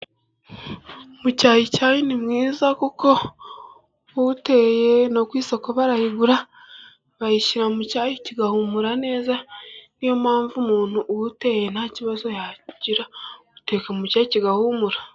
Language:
Kinyarwanda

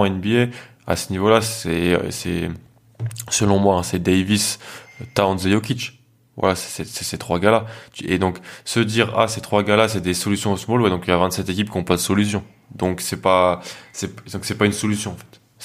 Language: French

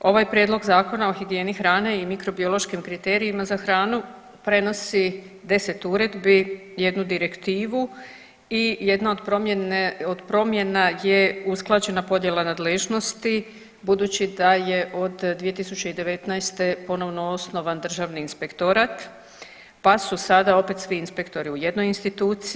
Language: Croatian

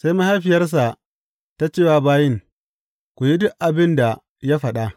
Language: Hausa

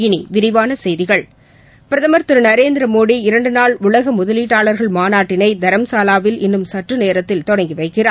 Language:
Tamil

